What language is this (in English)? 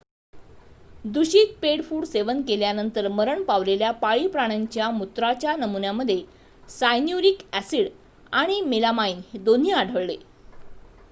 Marathi